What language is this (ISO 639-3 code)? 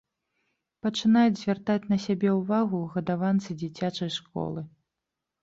bel